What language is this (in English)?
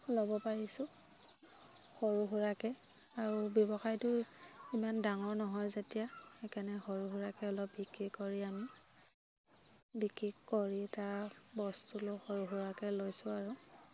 Assamese